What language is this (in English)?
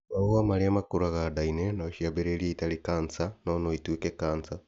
Kikuyu